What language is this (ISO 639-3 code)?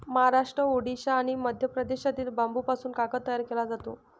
mar